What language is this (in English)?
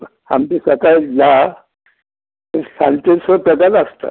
Konkani